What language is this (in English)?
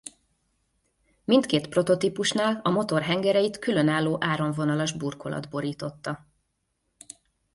Hungarian